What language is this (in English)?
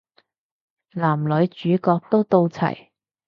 Cantonese